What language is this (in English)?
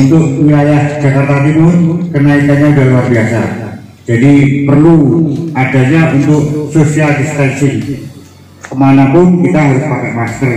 Indonesian